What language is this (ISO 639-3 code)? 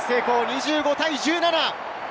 jpn